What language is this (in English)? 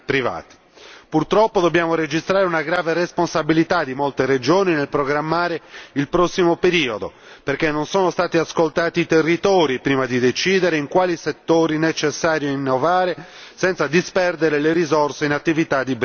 Italian